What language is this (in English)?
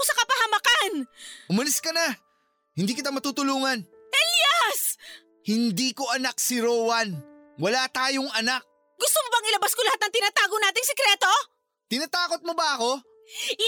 Filipino